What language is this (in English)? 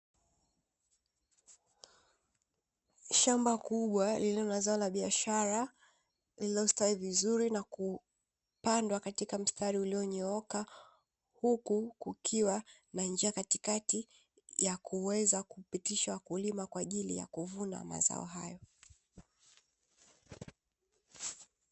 Swahili